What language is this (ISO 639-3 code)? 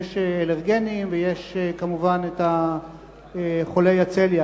heb